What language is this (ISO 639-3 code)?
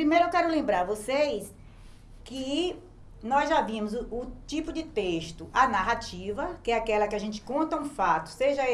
por